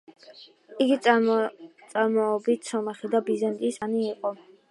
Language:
Georgian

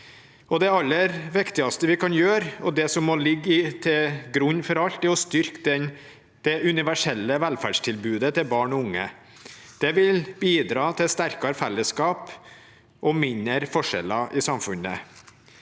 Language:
Norwegian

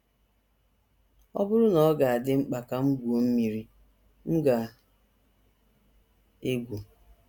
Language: Igbo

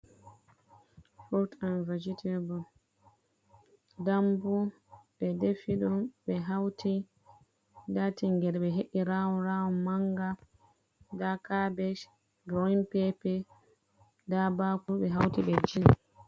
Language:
Fula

